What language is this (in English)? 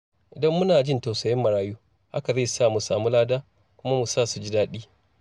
Hausa